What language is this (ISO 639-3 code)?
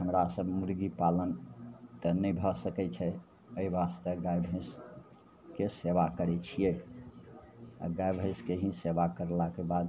mai